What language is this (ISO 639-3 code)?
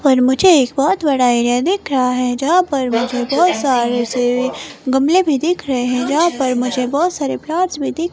hin